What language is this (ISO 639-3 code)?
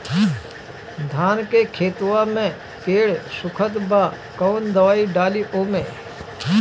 bho